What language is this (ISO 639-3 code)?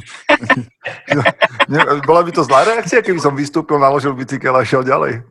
slk